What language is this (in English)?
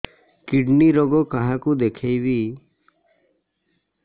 Odia